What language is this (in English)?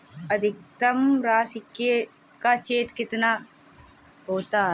Hindi